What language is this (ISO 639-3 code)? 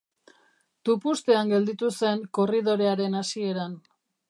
eus